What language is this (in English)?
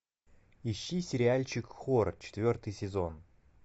Russian